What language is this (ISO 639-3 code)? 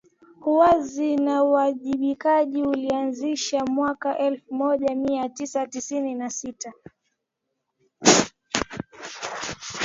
swa